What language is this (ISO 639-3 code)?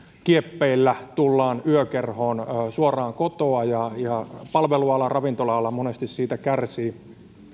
fin